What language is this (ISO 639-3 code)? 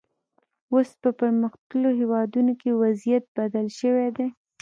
pus